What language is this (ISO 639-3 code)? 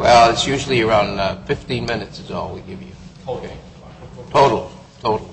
eng